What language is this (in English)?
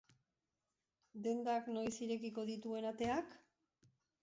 Basque